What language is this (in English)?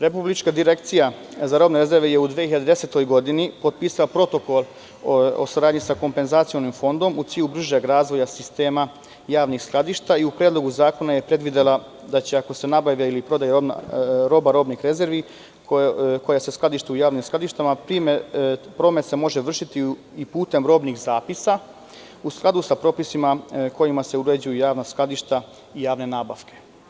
Serbian